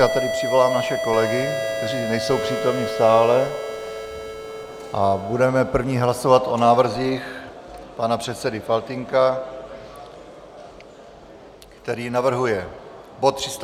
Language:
Czech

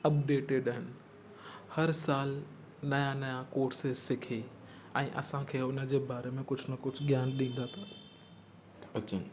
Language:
Sindhi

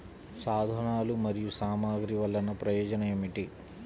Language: Telugu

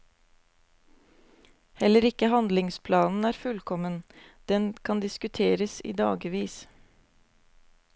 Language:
Norwegian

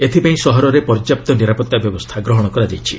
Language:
Odia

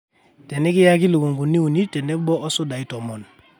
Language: Masai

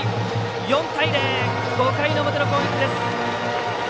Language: Japanese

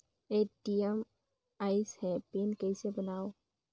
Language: Chhattisgarhi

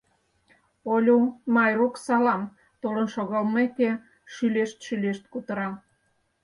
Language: Mari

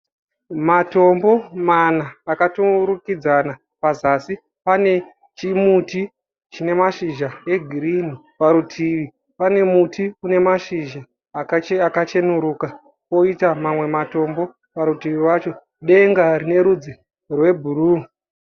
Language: Shona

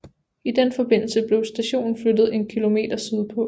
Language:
Danish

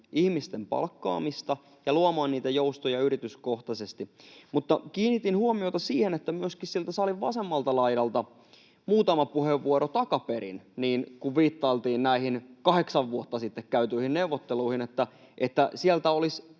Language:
Finnish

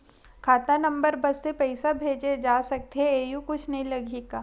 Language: Chhattisgarhi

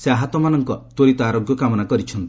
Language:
Odia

